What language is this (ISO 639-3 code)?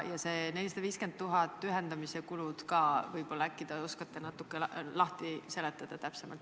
est